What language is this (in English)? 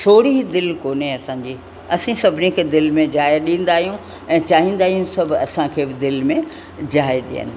Sindhi